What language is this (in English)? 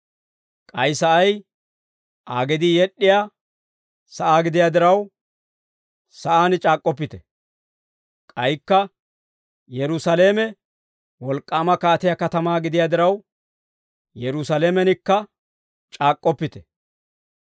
Dawro